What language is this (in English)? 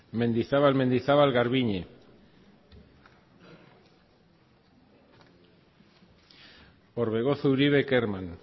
Basque